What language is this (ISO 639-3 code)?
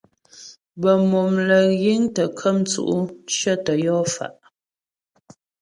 bbj